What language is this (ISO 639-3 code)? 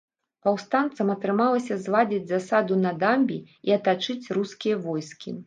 bel